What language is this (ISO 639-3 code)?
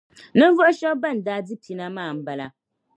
dag